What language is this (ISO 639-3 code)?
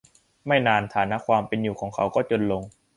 tha